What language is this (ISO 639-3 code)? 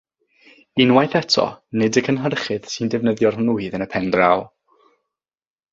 cym